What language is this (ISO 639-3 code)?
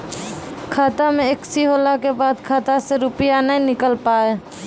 mai